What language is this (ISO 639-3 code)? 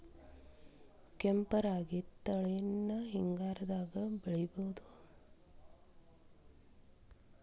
kan